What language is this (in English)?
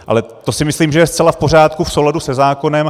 Czech